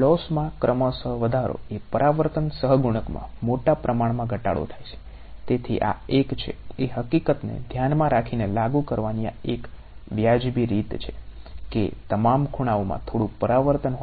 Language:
Gujarati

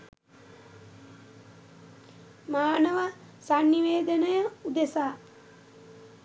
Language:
Sinhala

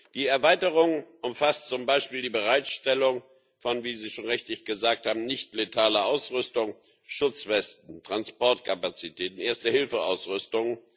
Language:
German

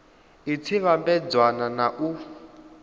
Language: Venda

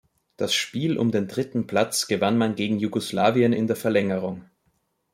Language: German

